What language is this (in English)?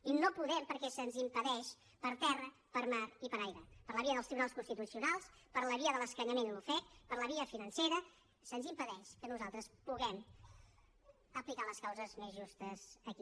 Catalan